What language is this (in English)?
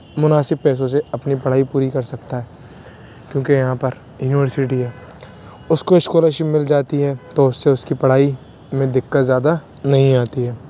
Urdu